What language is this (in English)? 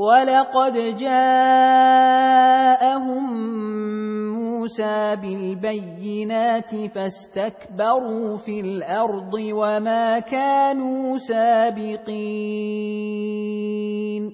Arabic